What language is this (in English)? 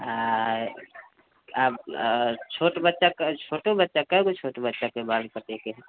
Maithili